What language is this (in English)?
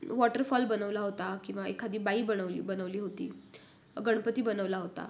Marathi